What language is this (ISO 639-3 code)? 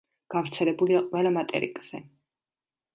kat